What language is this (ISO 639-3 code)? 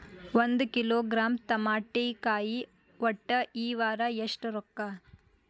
kan